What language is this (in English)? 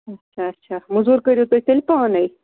Kashmiri